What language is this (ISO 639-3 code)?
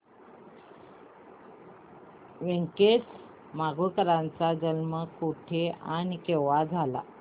mar